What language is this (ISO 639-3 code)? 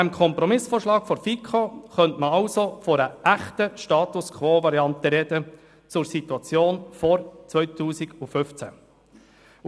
gsw